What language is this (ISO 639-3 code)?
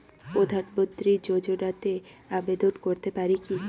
ben